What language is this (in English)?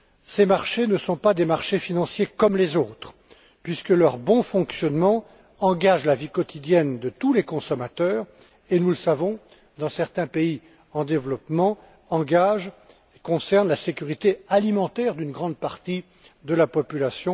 French